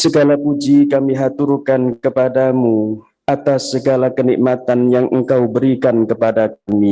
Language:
Indonesian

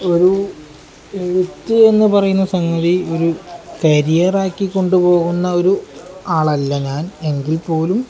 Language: Malayalam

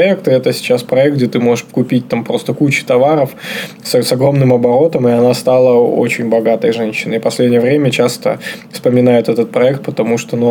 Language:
Russian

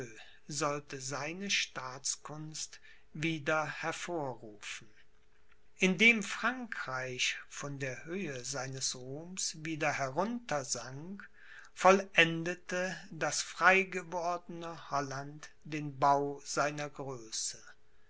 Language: German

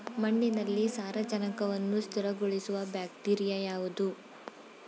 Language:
Kannada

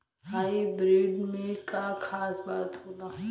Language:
Bhojpuri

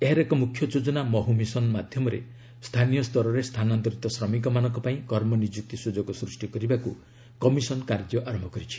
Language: Odia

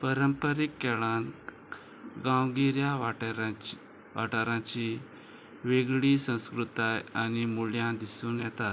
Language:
Konkani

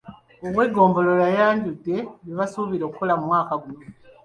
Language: Ganda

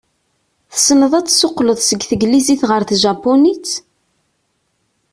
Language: Kabyle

